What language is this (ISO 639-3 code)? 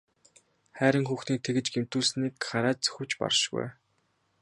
mon